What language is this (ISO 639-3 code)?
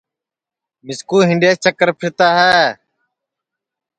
ssi